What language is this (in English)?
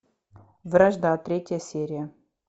Russian